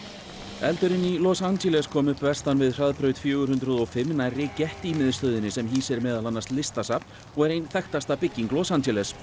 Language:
Icelandic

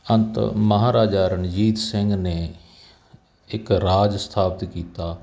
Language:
Punjabi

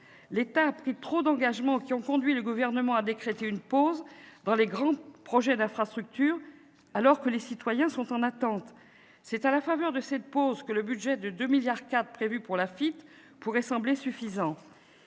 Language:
French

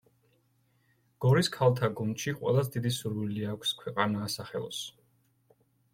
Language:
Georgian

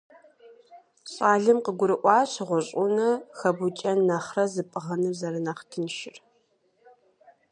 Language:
Kabardian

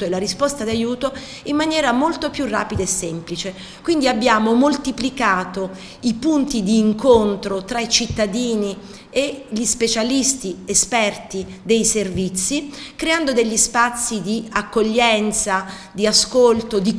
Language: Italian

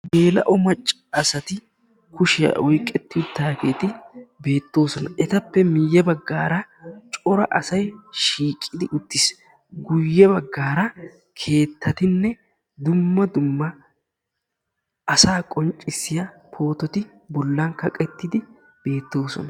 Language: Wolaytta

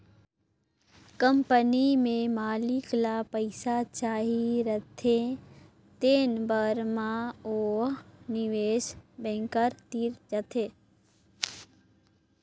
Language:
Chhattisgarhi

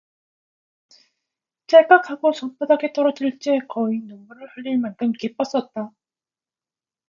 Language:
Korean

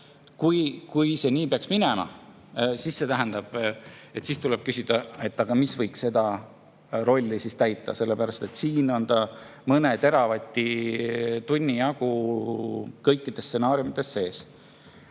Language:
Estonian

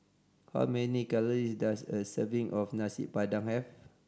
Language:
English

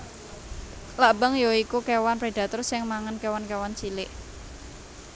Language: Javanese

